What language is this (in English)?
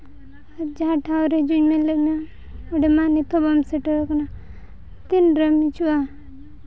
Santali